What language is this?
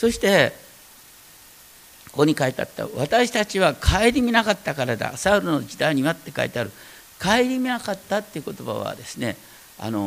Japanese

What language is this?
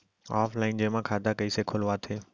Chhattisgarhi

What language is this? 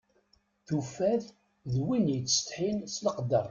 Kabyle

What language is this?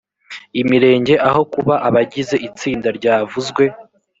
Kinyarwanda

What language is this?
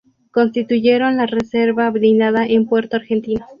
Spanish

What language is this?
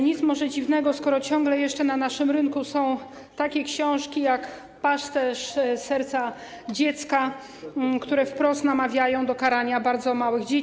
Polish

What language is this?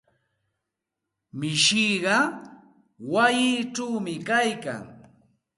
Santa Ana de Tusi Pasco Quechua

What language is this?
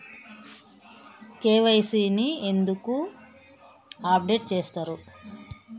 Telugu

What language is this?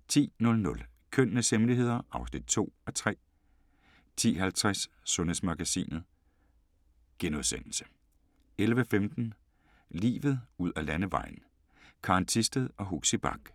Danish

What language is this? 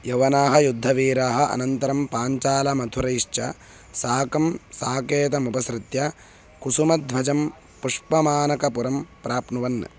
Sanskrit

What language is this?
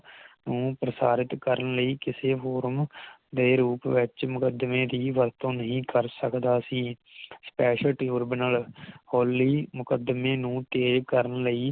Punjabi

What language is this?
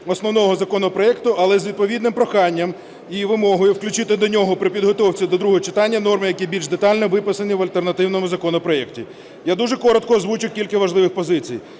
Ukrainian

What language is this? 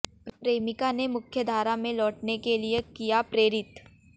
Hindi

